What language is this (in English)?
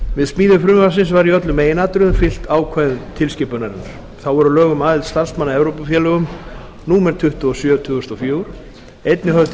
Icelandic